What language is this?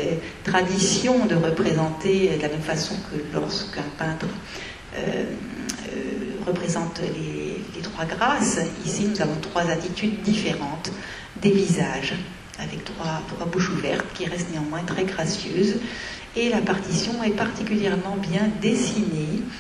French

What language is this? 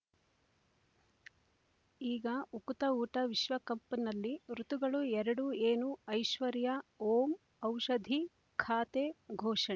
Kannada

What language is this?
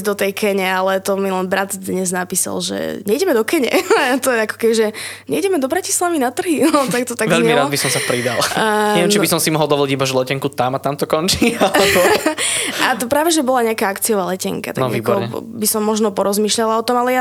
Slovak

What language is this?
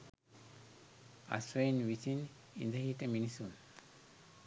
Sinhala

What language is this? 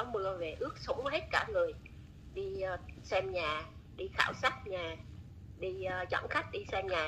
Vietnamese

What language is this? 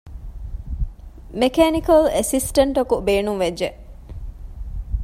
Divehi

